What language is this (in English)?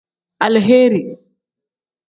Tem